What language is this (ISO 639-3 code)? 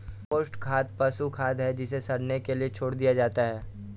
hin